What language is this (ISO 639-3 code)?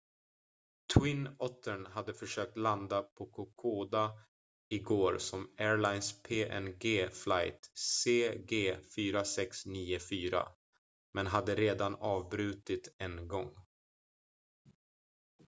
swe